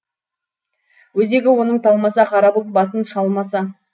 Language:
Kazakh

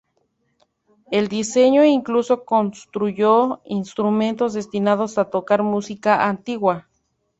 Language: Spanish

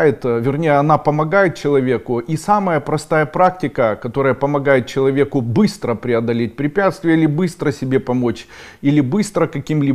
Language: Russian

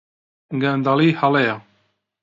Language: Central Kurdish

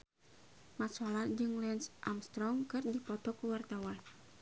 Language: Sundanese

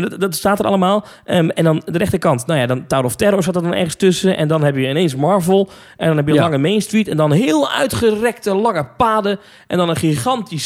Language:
Dutch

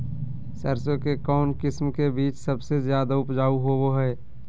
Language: Magahi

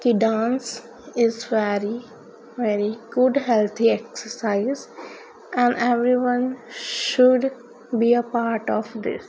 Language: Punjabi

